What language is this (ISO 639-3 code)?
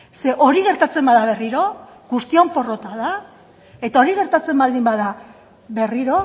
eus